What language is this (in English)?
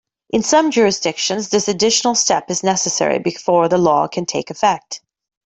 English